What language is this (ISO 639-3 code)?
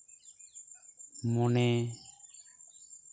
sat